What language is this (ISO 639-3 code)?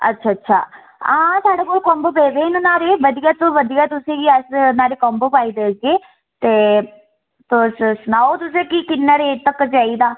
doi